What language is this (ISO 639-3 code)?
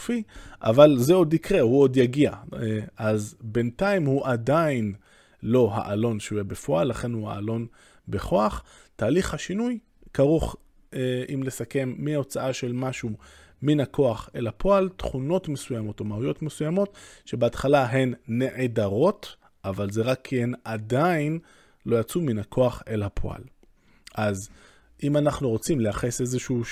heb